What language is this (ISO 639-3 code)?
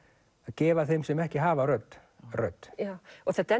isl